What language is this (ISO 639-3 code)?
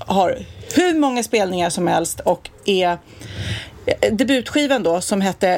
swe